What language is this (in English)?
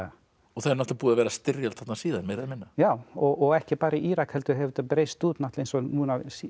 Icelandic